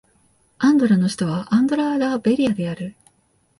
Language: Japanese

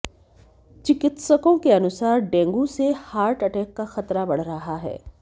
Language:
Hindi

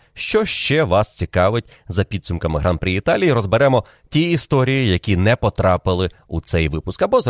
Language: Ukrainian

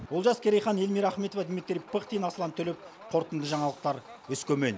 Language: Kazakh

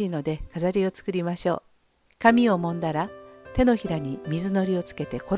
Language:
Japanese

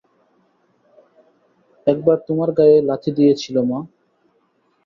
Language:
Bangla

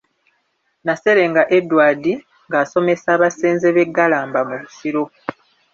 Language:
Ganda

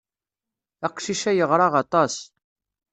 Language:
Kabyle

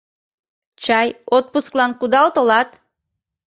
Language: Mari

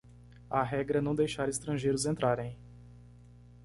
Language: Portuguese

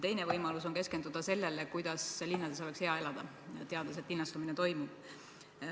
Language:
Estonian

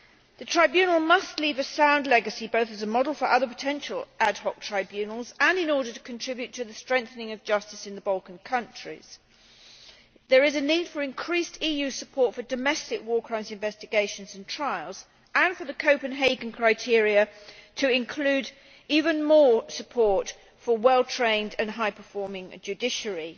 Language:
English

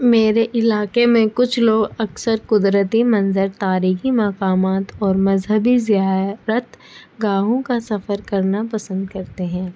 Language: Urdu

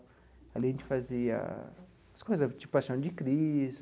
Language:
Portuguese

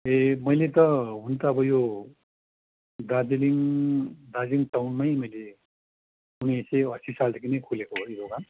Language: Nepali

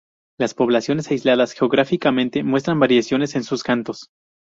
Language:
Spanish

